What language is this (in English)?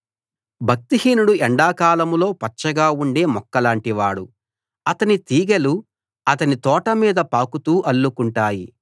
Telugu